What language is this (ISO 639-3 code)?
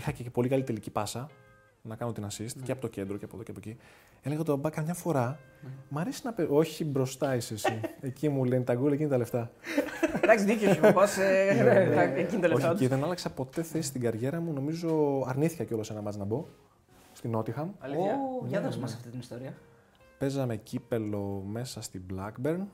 ell